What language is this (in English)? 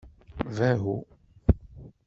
Kabyle